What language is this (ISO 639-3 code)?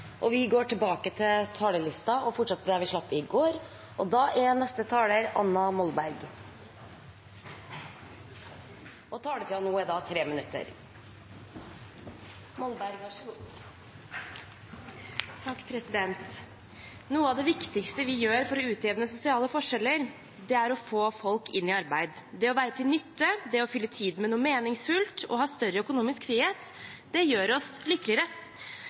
nor